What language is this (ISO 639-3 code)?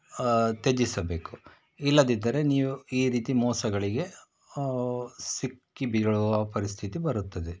kan